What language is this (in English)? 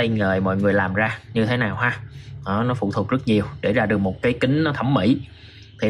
Vietnamese